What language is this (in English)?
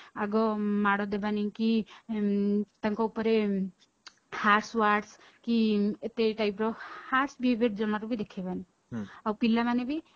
Odia